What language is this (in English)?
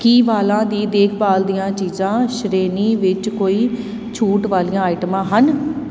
Punjabi